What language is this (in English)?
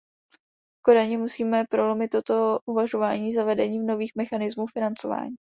Czech